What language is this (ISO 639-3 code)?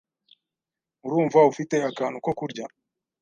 kin